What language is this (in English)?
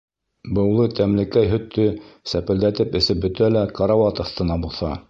Bashkir